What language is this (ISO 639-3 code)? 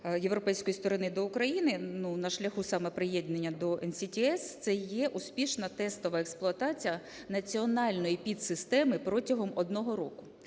ukr